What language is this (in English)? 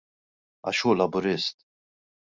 Maltese